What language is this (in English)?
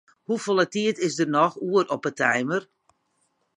Western Frisian